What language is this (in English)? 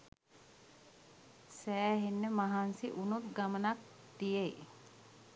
Sinhala